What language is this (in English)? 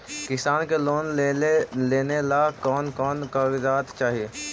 Magahi